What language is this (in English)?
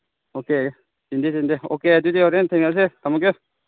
Manipuri